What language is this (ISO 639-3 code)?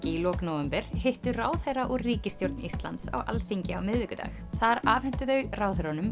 isl